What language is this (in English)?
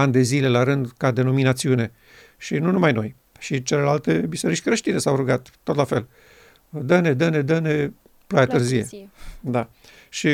Romanian